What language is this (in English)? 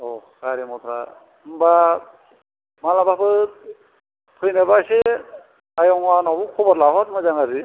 Bodo